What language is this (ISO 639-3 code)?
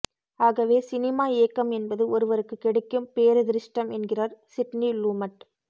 tam